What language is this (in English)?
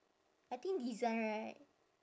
English